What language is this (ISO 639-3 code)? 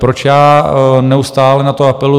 ces